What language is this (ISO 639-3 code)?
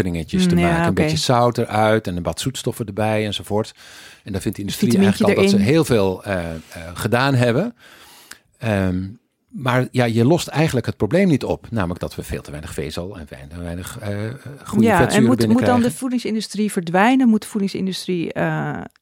nld